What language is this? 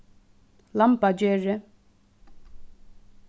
Faroese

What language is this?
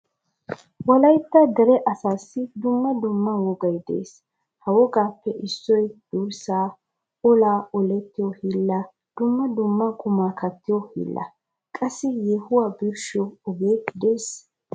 Wolaytta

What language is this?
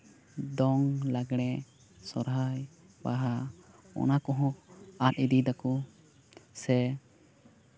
Santali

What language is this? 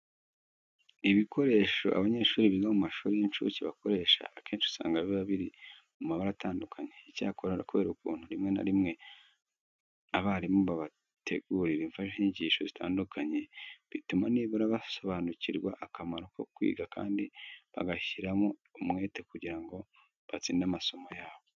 Kinyarwanda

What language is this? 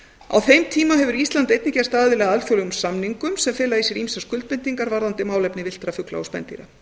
Icelandic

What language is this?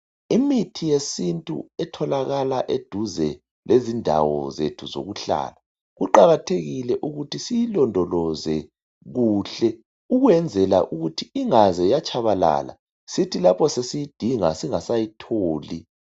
North Ndebele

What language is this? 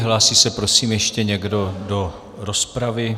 Czech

